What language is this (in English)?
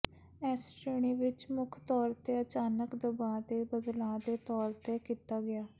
Punjabi